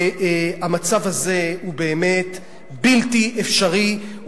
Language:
Hebrew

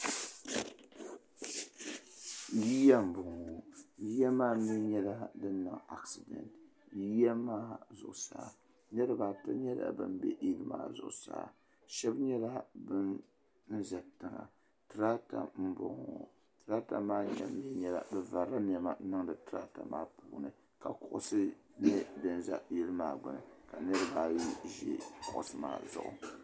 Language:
Dagbani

